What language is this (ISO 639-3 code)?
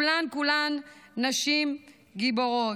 heb